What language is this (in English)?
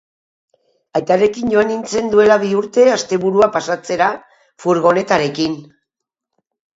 Basque